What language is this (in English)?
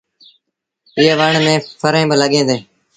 Sindhi Bhil